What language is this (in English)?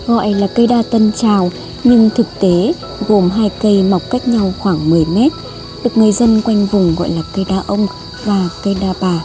Vietnamese